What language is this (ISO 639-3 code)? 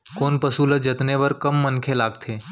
hne